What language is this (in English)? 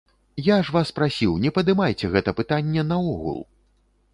Belarusian